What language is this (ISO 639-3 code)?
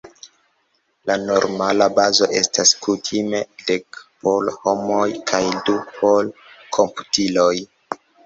epo